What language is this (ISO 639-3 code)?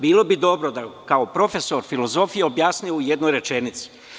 srp